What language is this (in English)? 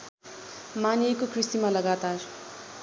Nepali